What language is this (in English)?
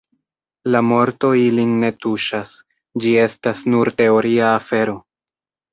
Esperanto